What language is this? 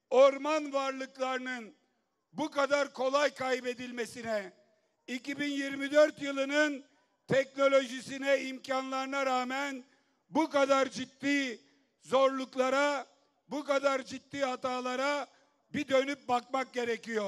Turkish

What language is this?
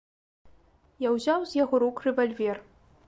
Belarusian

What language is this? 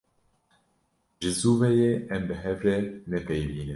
Kurdish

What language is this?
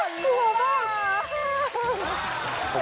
Thai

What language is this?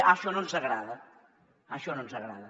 Catalan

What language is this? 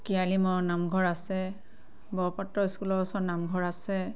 Assamese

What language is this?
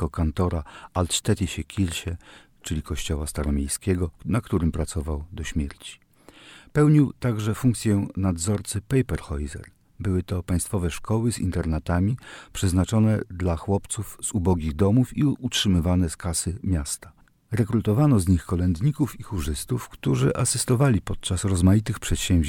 Polish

